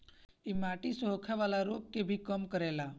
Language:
Bhojpuri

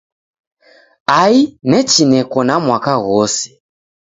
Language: Taita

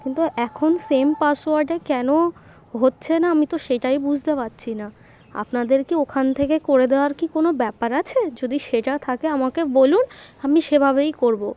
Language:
Bangla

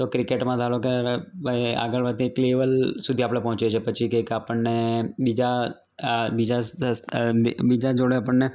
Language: Gujarati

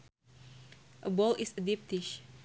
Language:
Sundanese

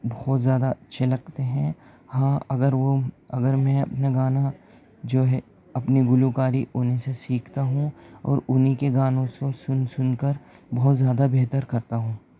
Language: Urdu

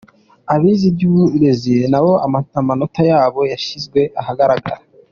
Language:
Kinyarwanda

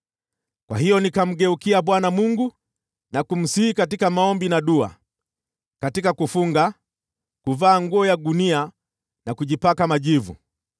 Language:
Swahili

